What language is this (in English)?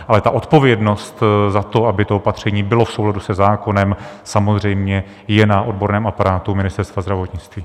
Czech